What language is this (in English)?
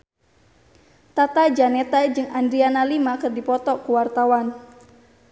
Sundanese